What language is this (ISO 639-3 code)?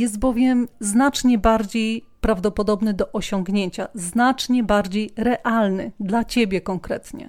pol